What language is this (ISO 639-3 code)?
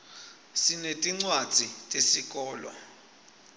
ssw